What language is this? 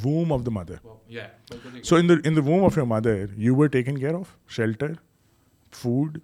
Urdu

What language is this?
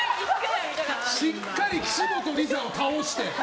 Japanese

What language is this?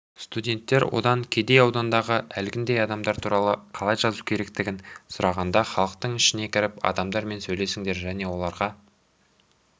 Kazakh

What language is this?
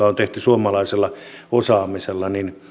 Finnish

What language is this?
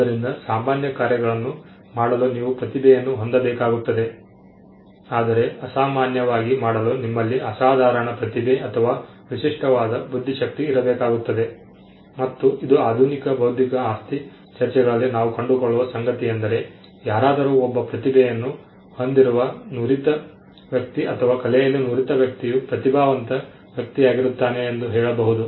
Kannada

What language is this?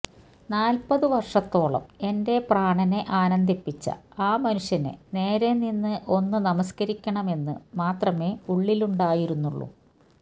Malayalam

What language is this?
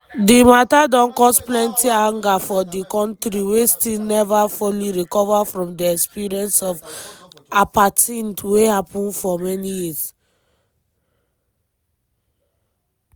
Nigerian Pidgin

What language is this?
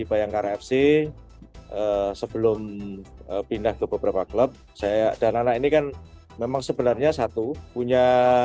Indonesian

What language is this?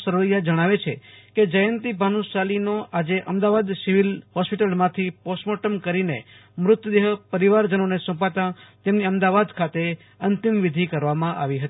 Gujarati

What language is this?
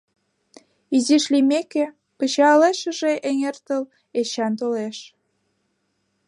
Mari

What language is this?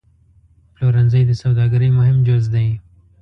Pashto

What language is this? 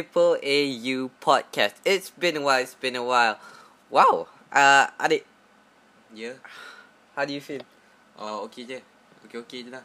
Malay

